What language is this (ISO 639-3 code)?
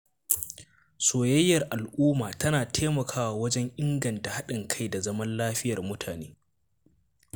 hau